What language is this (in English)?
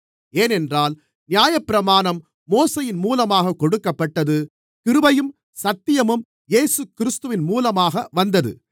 Tamil